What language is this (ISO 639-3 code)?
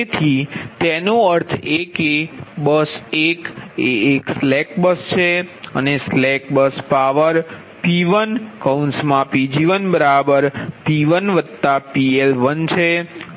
guj